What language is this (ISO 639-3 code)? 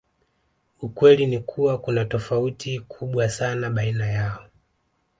swa